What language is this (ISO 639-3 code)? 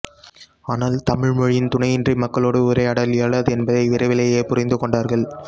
tam